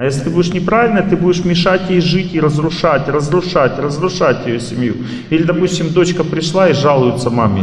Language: Russian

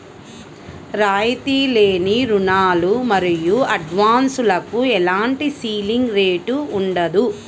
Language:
Telugu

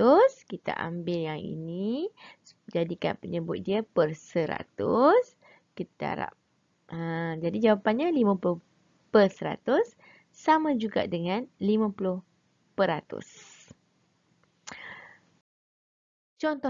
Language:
Malay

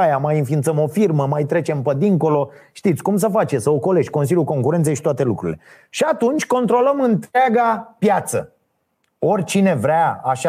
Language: Romanian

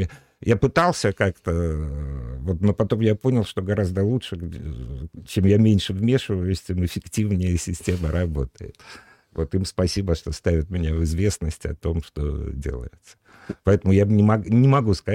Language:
Russian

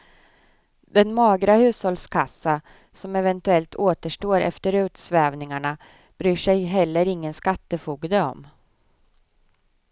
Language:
Swedish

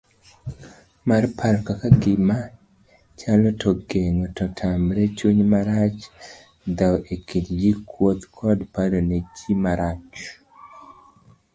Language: Luo (Kenya and Tanzania)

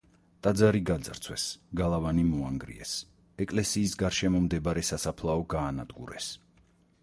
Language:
Georgian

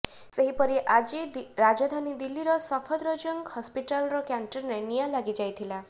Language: Odia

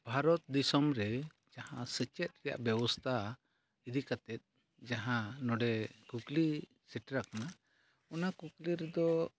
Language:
Santali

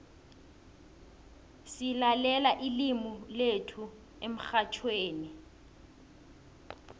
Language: South Ndebele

